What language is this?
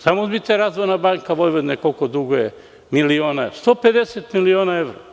Serbian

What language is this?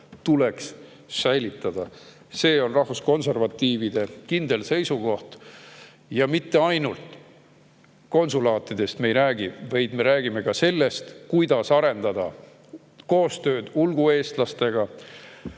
Estonian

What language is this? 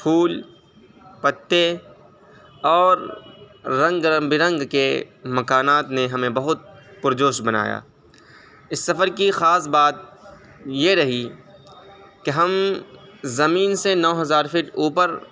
Urdu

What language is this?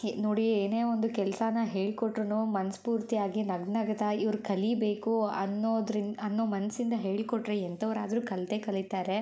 Kannada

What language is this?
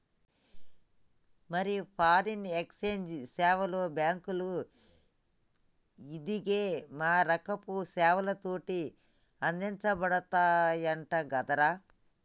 Telugu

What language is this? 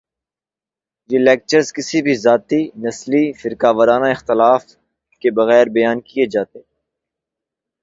Urdu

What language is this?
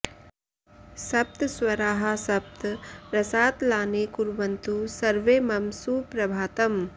Sanskrit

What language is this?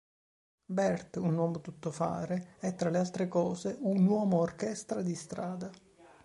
Italian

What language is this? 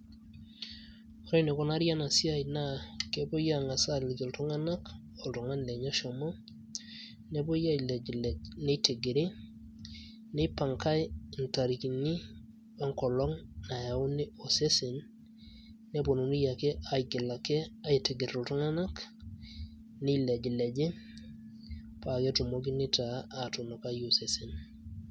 Masai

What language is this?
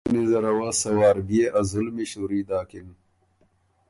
Ormuri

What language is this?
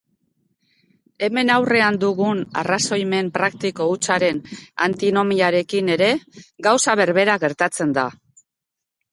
Basque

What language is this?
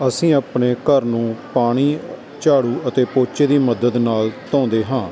Punjabi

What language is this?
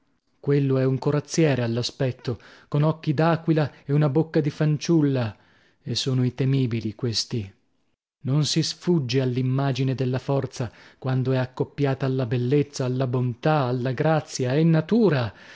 Italian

